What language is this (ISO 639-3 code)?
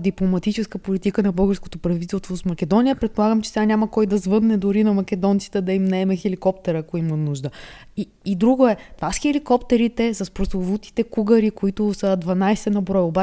bul